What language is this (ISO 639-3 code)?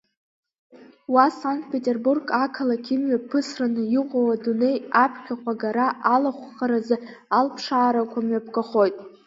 abk